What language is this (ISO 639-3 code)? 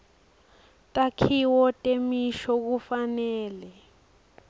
ssw